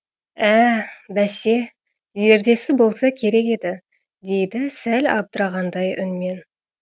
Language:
Kazakh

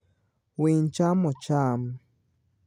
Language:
Luo (Kenya and Tanzania)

